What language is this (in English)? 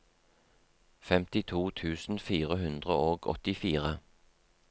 Norwegian